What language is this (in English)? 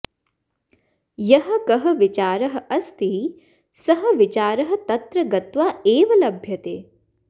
Sanskrit